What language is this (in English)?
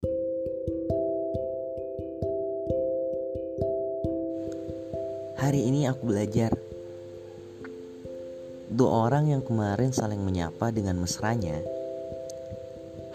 Indonesian